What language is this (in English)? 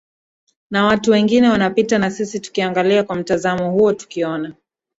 Swahili